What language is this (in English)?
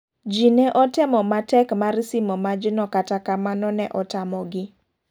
Luo (Kenya and Tanzania)